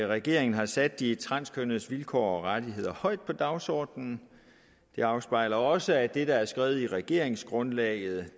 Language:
Danish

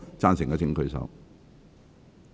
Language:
Cantonese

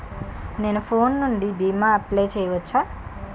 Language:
Telugu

